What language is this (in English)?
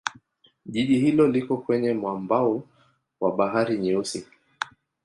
Swahili